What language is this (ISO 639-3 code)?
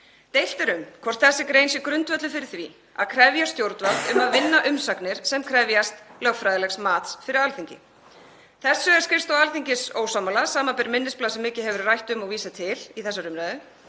isl